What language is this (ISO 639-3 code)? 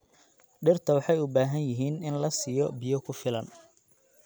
som